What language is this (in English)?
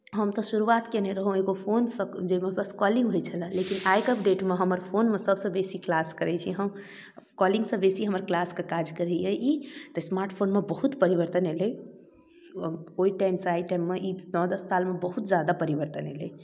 Maithili